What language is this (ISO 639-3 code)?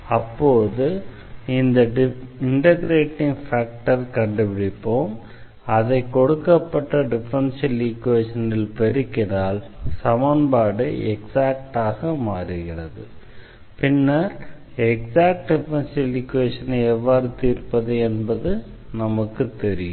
tam